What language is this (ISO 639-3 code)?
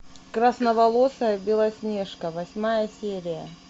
rus